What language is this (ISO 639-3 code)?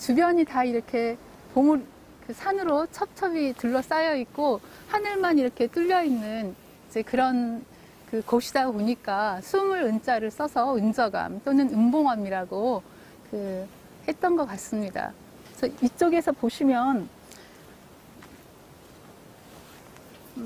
kor